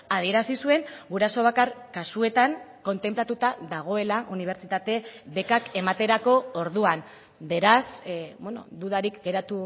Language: Basque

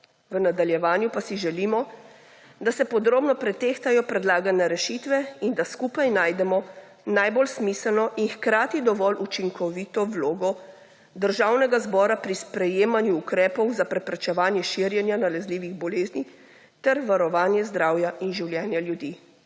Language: Slovenian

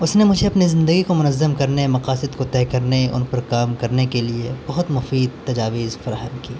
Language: Urdu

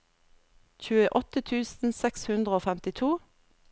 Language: Norwegian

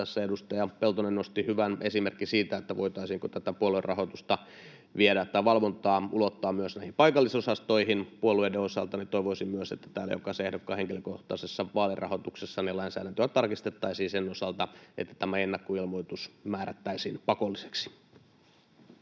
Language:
Finnish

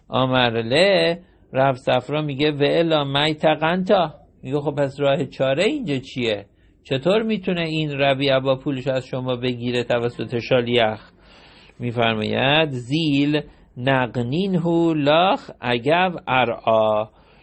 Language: Persian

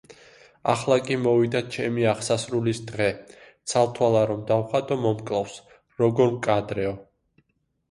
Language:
Georgian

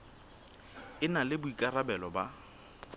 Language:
Southern Sotho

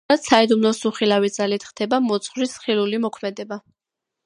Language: Georgian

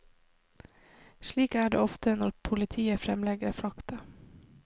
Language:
Norwegian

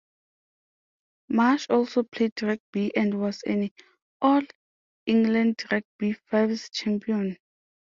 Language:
English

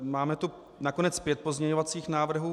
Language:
Czech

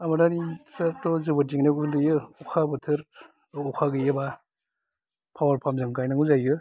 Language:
Bodo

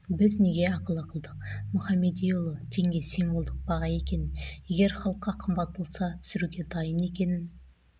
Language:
Kazakh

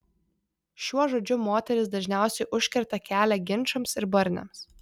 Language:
Lithuanian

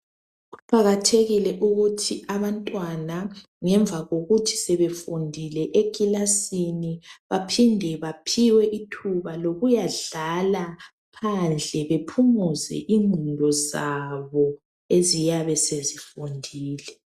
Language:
North Ndebele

